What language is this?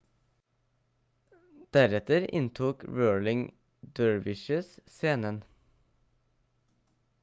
Norwegian Bokmål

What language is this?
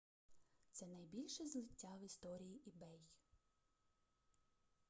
Ukrainian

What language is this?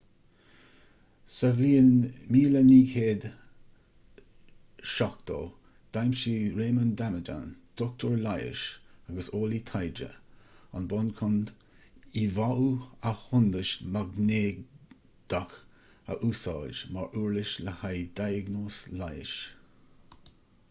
Irish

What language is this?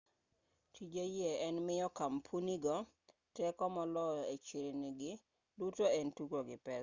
Luo (Kenya and Tanzania)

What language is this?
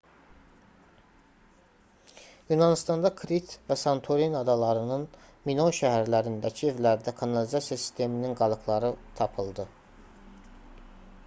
Azerbaijani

